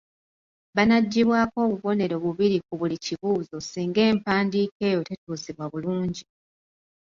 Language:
Ganda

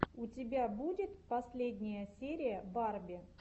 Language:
Russian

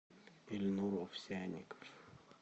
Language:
Russian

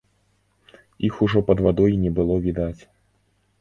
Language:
Belarusian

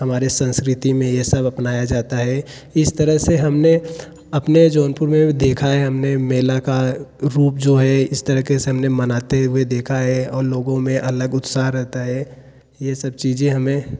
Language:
Hindi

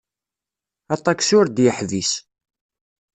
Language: Kabyle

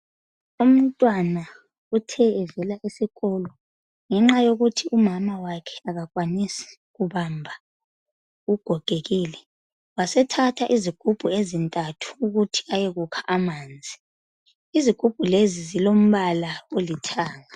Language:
North Ndebele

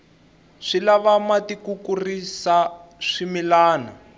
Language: Tsonga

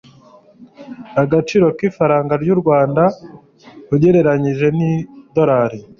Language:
Kinyarwanda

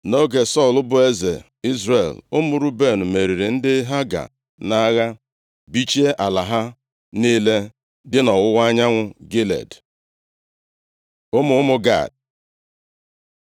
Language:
Igbo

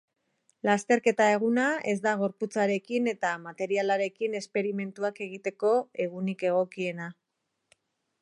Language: Basque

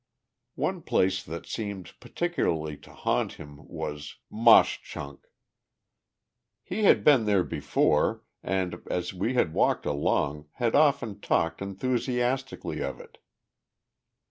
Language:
English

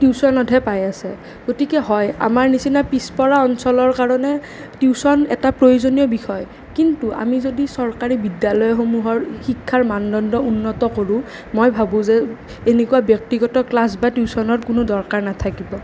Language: Assamese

